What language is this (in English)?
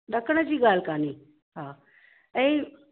Sindhi